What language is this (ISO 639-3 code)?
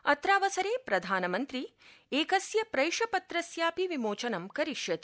san